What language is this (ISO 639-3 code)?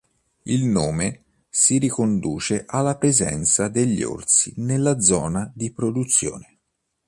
ita